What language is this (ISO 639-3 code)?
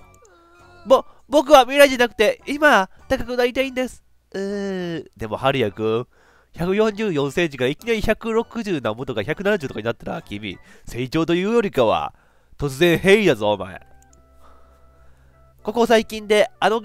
jpn